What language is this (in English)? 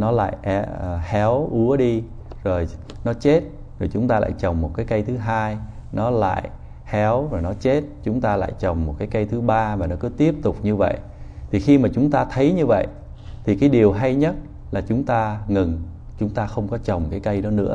Vietnamese